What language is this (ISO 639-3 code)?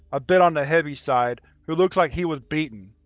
eng